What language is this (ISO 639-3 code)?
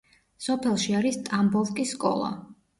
kat